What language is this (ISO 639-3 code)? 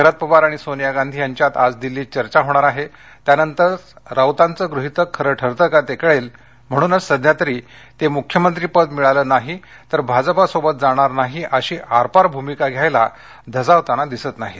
mar